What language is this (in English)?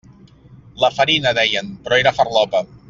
Catalan